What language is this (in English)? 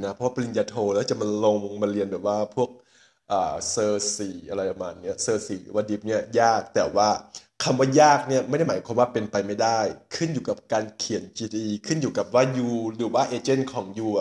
Thai